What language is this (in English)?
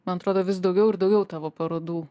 Lithuanian